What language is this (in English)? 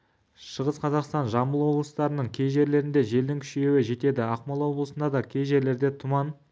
Kazakh